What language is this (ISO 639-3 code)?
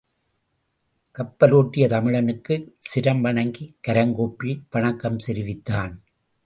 tam